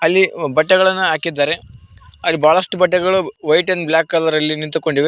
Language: Kannada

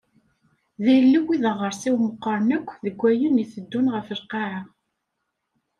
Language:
Kabyle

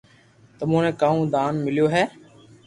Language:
Loarki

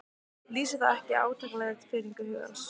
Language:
Icelandic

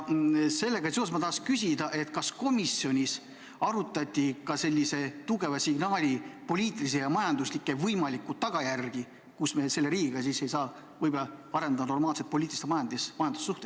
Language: Estonian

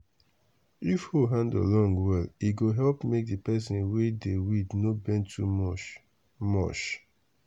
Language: Nigerian Pidgin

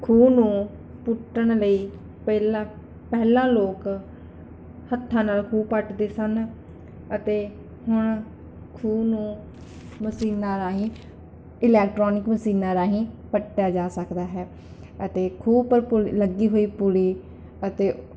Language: Punjabi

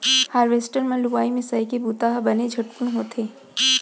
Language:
Chhattisgarhi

